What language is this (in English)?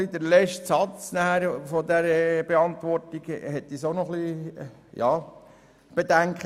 Swiss German